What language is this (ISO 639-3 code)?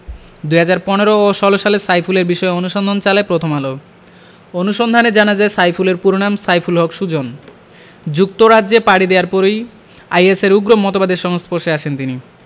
ben